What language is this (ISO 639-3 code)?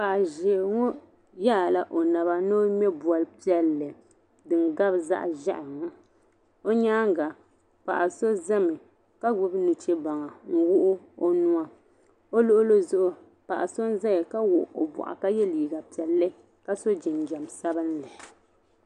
dag